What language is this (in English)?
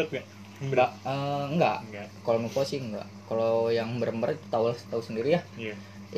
Indonesian